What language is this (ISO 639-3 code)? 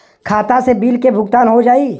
bho